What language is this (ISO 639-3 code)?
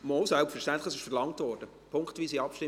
gsw